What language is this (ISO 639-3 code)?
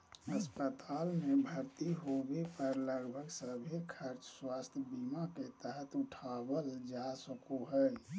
mag